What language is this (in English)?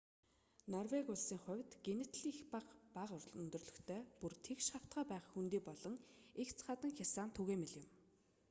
Mongolian